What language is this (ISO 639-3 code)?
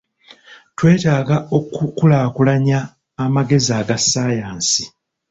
lug